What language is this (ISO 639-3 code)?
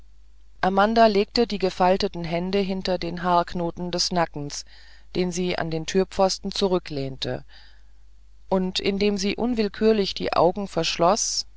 deu